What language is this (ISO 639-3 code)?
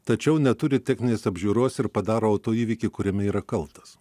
lit